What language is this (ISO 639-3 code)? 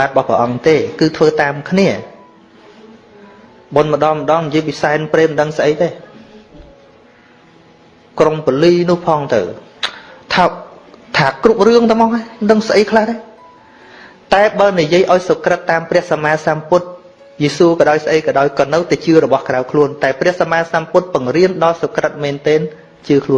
vie